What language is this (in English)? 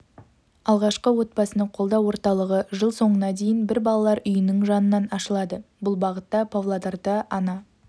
Kazakh